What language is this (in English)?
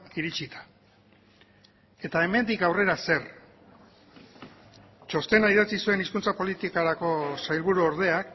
Basque